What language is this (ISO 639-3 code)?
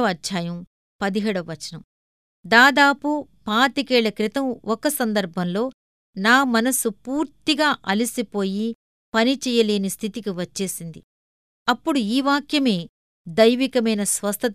tel